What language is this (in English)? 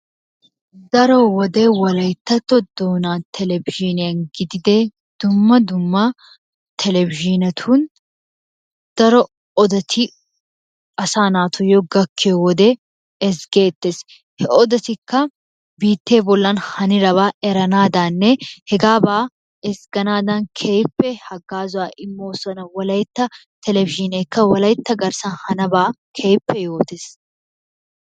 Wolaytta